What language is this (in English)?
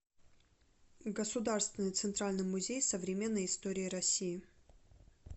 Russian